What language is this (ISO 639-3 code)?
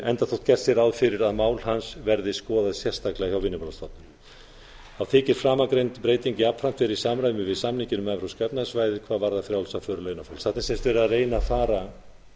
isl